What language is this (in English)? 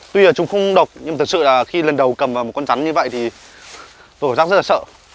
Vietnamese